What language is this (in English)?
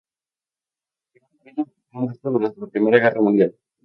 Spanish